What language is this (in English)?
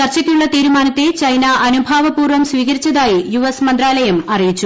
Malayalam